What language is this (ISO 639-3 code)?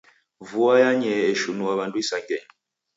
dav